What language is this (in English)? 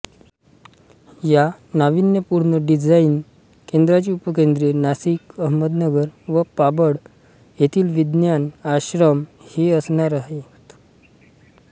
Marathi